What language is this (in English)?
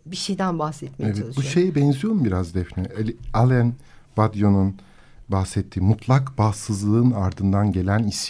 Turkish